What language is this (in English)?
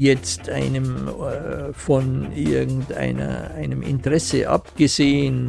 German